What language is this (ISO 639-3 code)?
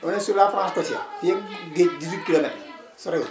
wol